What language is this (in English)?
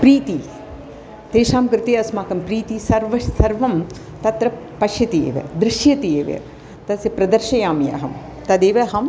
Sanskrit